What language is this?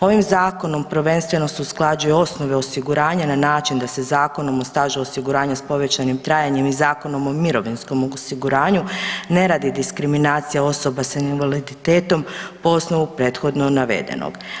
Croatian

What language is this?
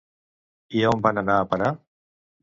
Catalan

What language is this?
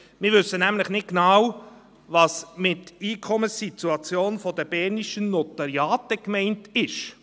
Swiss German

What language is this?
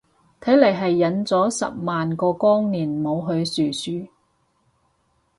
Cantonese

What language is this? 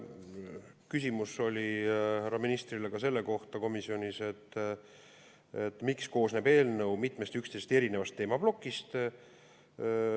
Estonian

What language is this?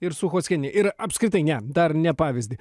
Lithuanian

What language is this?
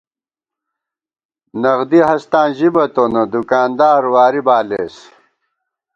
Gawar-Bati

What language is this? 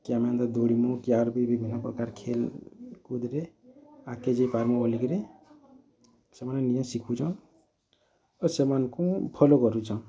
Odia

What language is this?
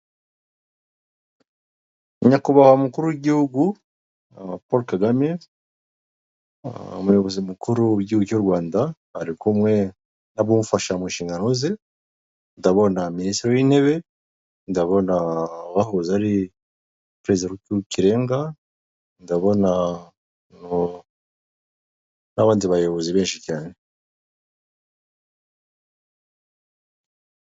Kinyarwanda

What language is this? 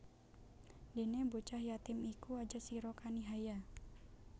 Javanese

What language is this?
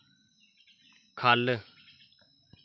Dogri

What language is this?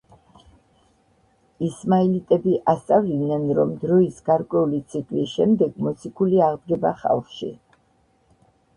Georgian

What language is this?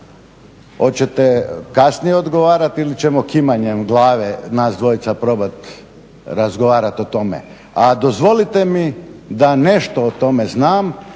Croatian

